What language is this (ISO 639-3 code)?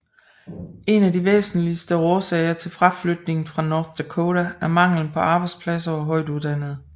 dan